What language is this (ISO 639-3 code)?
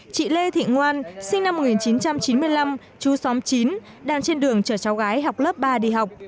vie